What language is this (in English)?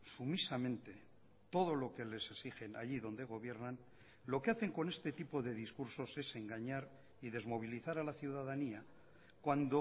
Spanish